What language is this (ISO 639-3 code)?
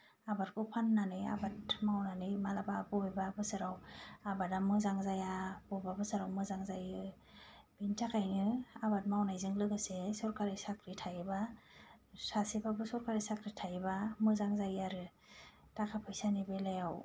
brx